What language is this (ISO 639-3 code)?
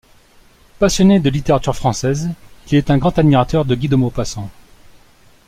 fra